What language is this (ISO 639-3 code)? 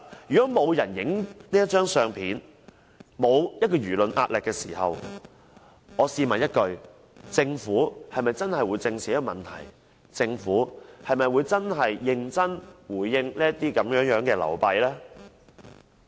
yue